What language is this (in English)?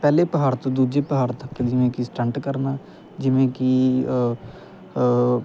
Punjabi